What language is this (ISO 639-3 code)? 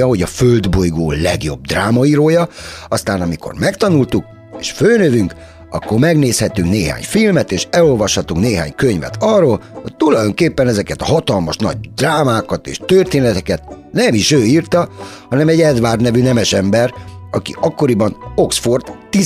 hun